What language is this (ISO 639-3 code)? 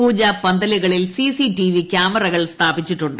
mal